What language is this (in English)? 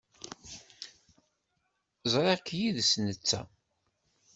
Kabyle